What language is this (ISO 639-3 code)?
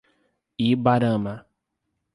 por